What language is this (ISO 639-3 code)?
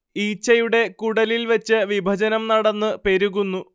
mal